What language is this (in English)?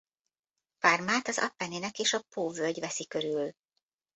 Hungarian